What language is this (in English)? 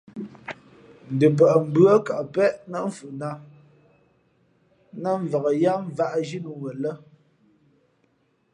Fe'fe'